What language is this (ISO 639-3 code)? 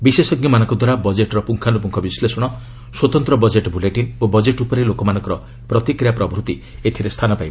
ori